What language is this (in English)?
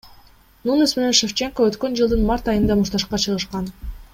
Kyrgyz